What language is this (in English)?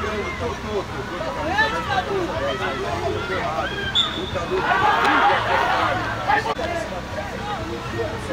Portuguese